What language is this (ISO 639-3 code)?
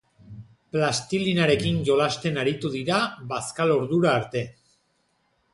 eus